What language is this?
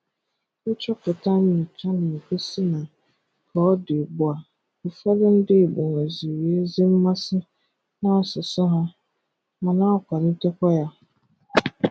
Igbo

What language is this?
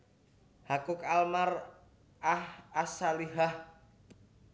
Javanese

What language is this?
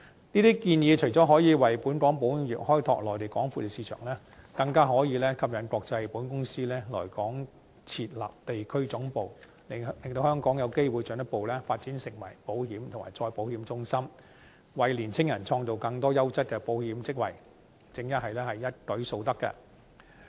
Cantonese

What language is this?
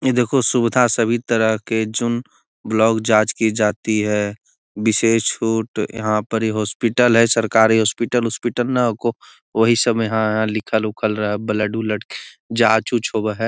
Magahi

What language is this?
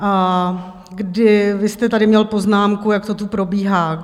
Czech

